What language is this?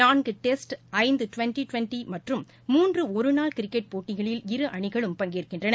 Tamil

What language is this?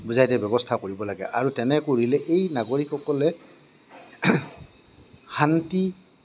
Assamese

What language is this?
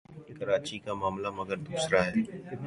Urdu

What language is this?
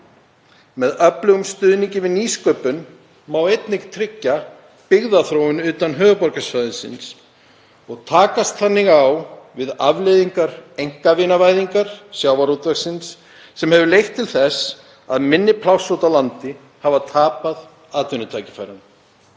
Icelandic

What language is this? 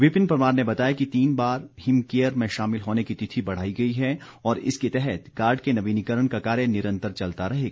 Hindi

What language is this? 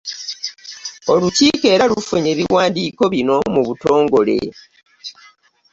Ganda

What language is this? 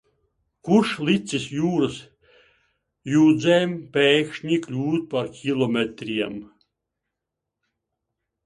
Latvian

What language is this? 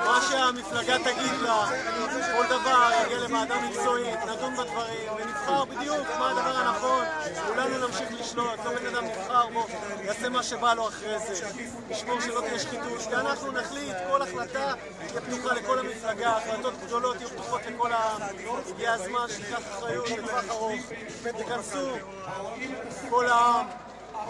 Hebrew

